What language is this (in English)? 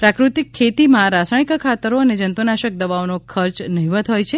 Gujarati